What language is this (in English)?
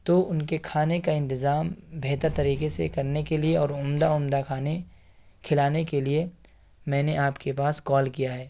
Urdu